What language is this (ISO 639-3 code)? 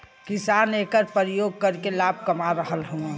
bho